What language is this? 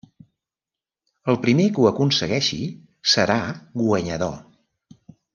Catalan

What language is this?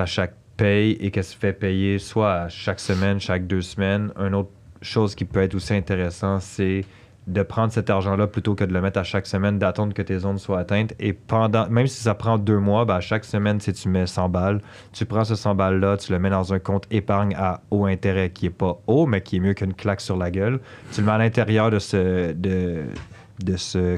French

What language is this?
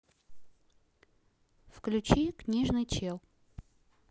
Russian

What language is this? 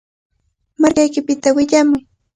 Cajatambo North Lima Quechua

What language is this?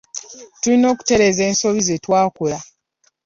Ganda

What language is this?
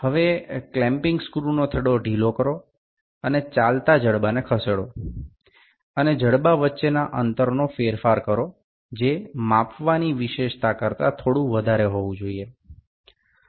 Gujarati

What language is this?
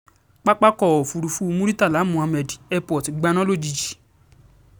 Yoruba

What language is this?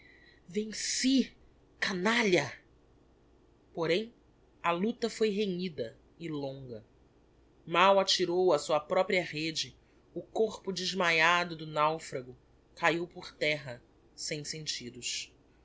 Portuguese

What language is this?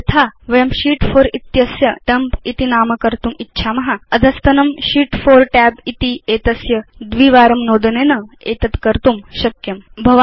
Sanskrit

